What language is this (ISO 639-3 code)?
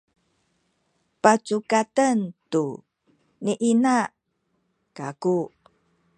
szy